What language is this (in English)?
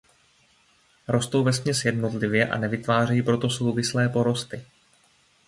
Czech